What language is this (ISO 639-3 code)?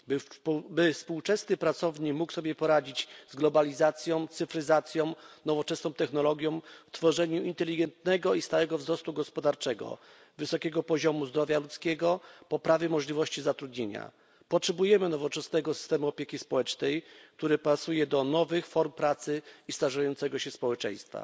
pol